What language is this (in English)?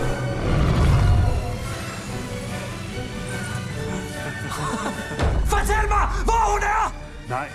Danish